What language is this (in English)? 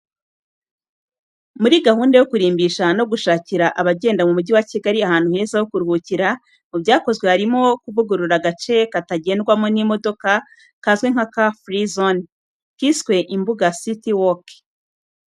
Kinyarwanda